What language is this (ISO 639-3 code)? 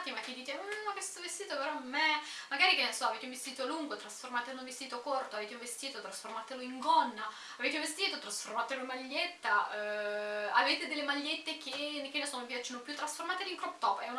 ita